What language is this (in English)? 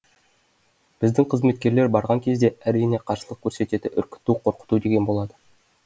Kazakh